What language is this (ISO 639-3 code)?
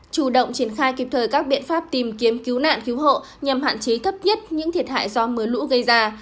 vie